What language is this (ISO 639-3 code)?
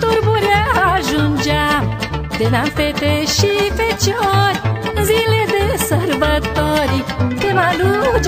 ron